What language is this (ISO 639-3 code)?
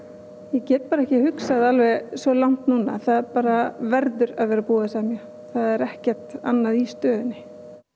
isl